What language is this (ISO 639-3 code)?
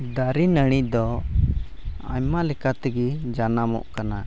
sat